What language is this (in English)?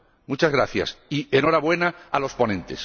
Spanish